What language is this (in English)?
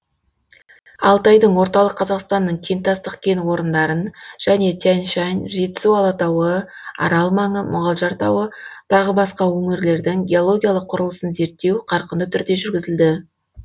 Kazakh